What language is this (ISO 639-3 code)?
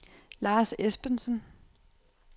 dan